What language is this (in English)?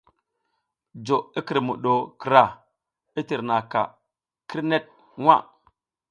South Giziga